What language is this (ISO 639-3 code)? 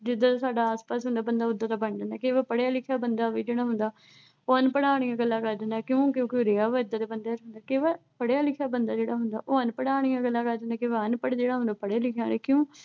pan